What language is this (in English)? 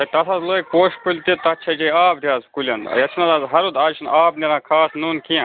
Kashmiri